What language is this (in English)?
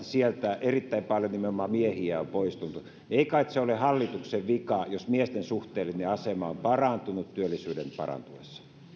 Finnish